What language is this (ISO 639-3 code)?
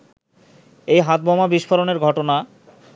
ben